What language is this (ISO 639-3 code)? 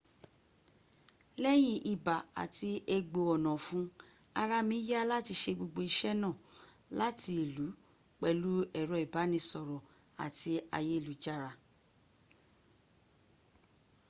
yor